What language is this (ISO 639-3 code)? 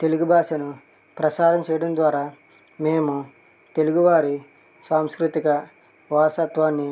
tel